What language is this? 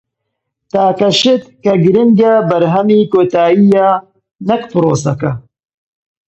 Central Kurdish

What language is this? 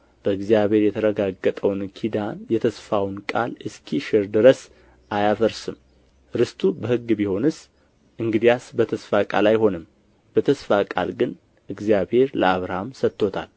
Amharic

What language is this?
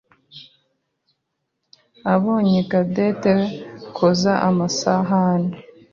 Kinyarwanda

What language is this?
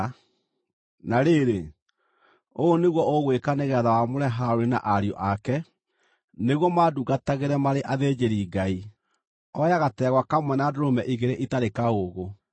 Kikuyu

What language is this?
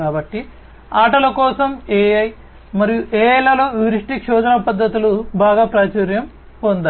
Telugu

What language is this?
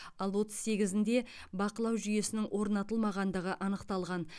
Kazakh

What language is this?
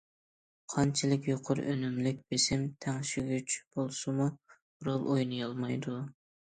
Uyghur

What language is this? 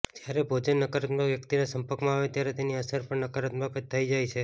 Gujarati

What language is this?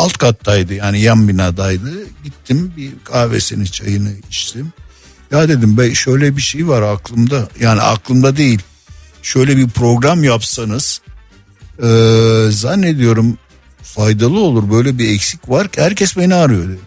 Turkish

